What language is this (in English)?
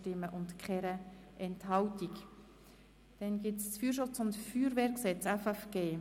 Swiss German